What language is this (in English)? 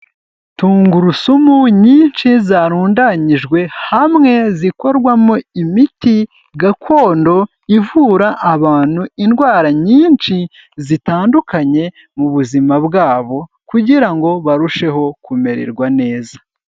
Kinyarwanda